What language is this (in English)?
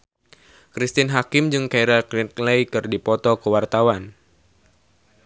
Sundanese